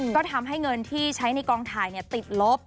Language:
Thai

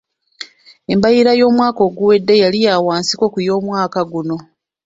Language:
Ganda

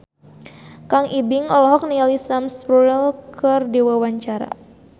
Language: Sundanese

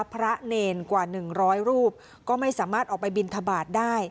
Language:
Thai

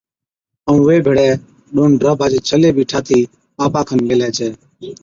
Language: Od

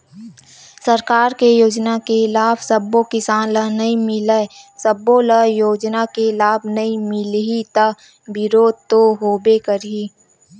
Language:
Chhattisgarhi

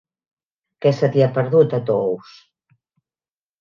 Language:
Catalan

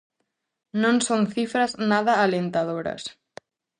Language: Galician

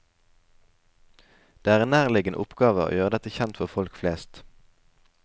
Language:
Norwegian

